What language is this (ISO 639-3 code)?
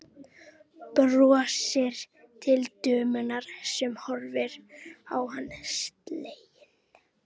isl